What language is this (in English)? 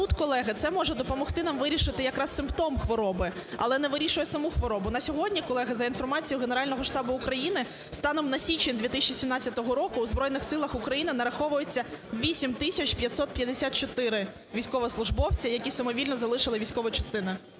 Ukrainian